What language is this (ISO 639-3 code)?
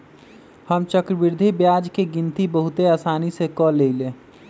mag